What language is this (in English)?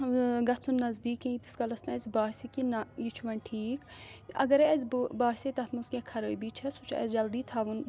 Kashmiri